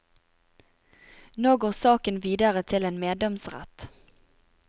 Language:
Norwegian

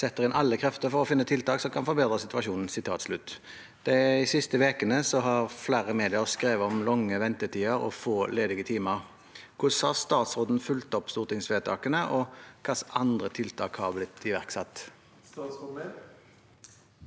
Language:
Norwegian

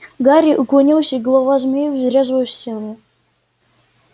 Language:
Russian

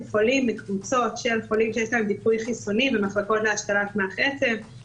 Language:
Hebrew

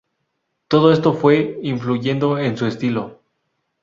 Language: Spanish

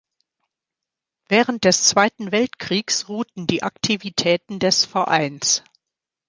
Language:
German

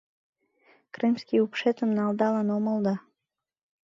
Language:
Mari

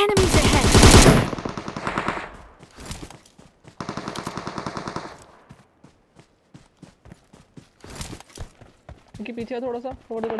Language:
English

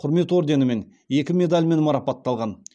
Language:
Kazakh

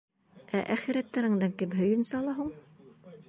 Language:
Bashkir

